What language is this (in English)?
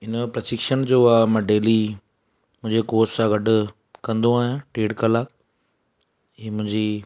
Sindhi